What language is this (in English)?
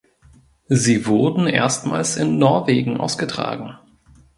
German